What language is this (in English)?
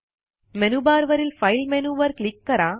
Marathi